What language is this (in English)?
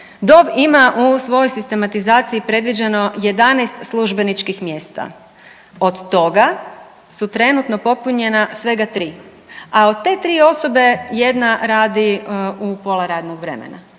Croatian